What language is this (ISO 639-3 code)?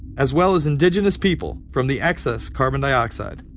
eng